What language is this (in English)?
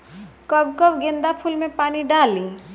Bhojpuri